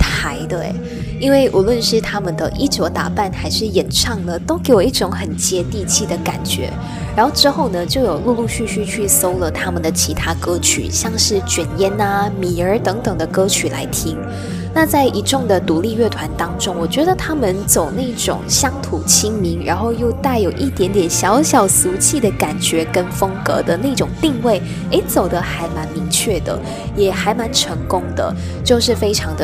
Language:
Chinese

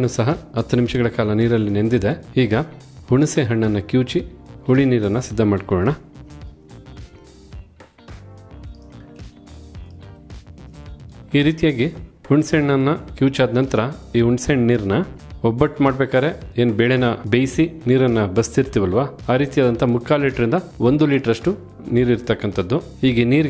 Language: Kannada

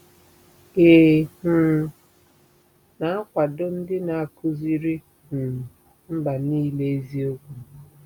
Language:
Igbo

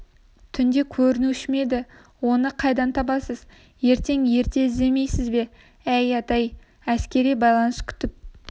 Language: Kazakh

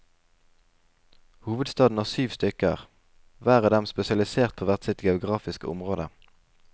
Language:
Norwegian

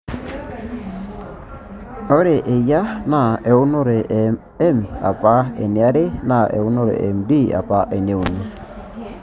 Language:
Masai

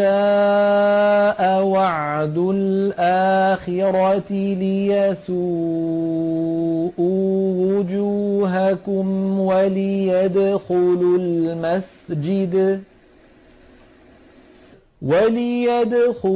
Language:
Arabic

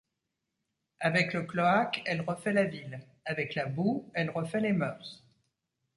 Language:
French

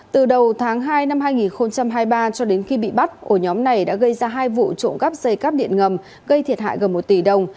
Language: Vietnamese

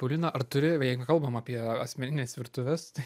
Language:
Lithuanian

